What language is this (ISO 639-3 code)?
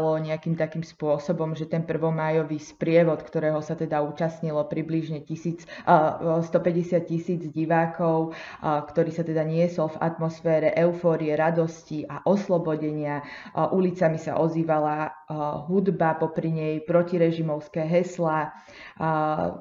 slk